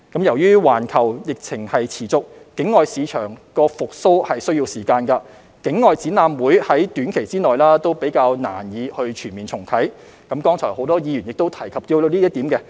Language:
Cantonese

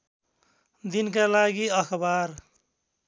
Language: Nepali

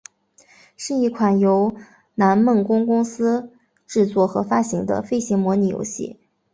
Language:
Chinese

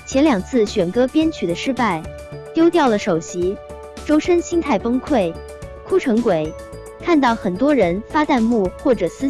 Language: Chinese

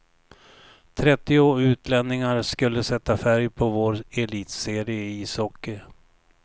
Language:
Swedish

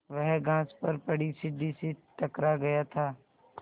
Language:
Hindi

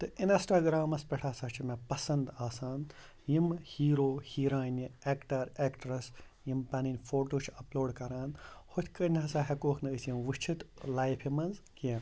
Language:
Kashmiri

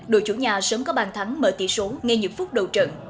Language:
Vietnamese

